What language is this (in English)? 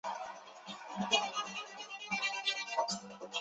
Chinese